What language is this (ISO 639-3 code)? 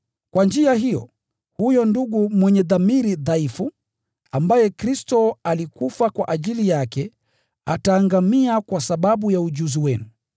swa